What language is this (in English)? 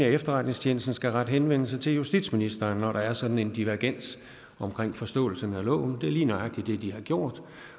Danish